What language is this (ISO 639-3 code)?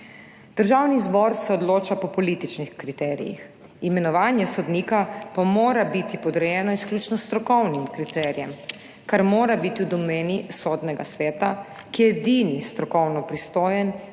slv